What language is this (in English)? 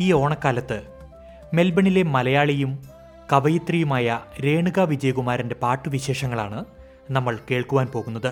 Malayalam